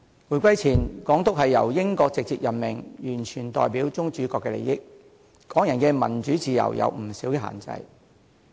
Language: Cantonese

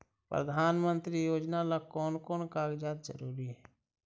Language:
Magahi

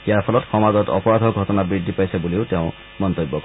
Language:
Assamese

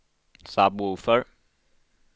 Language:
Swedish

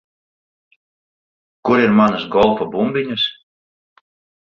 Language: Latvian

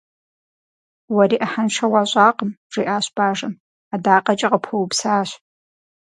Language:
Kabardian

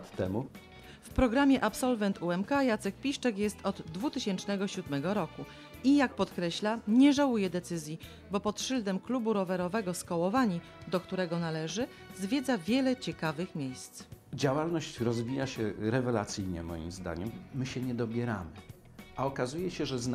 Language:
Polish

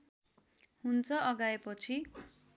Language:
Nepali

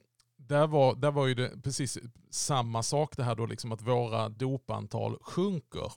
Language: Swedish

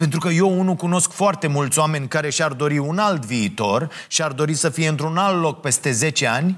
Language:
Romanian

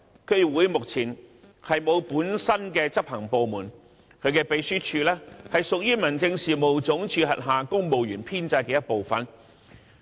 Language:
Cantonese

